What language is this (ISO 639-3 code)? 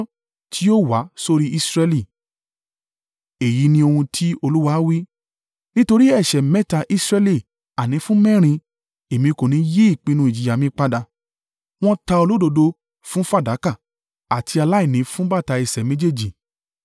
yor